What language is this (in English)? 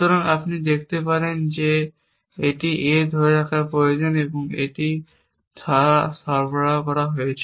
Bangla